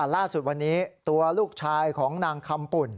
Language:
Thai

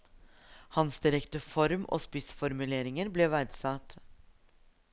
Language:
Norwegian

